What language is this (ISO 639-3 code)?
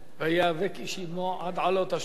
heb